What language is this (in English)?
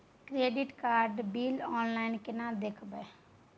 Maithili